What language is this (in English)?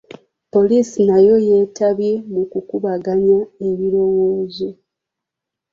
Ganda